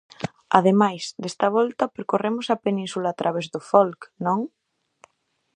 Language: Galician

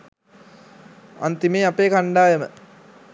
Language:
Sinhala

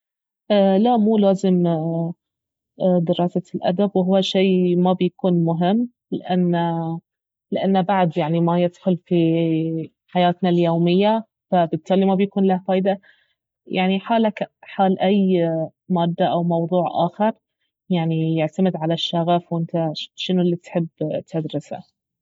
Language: Baharna Arabic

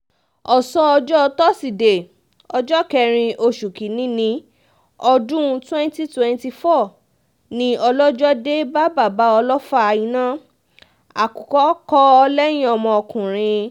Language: Yoruba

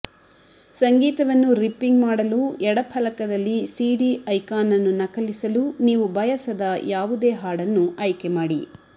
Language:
Kannada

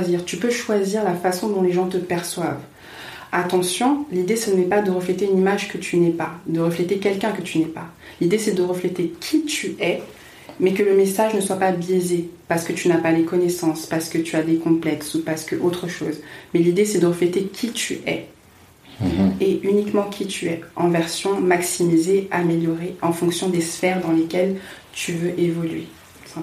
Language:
French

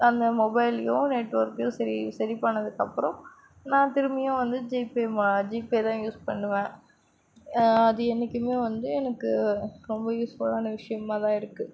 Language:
Tamil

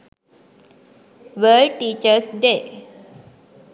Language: Sinhala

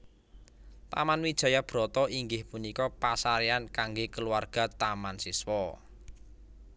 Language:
Javanese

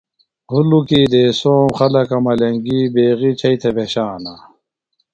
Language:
Phalura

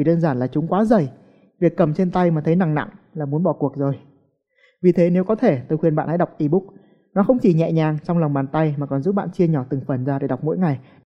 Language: Vietnamese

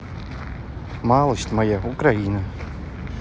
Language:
Russian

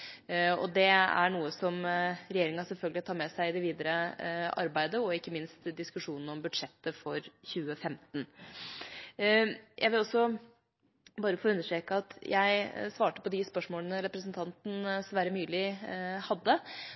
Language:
Norwegian Bokmål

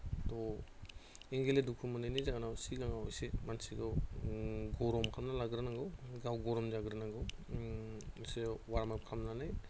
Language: Bodo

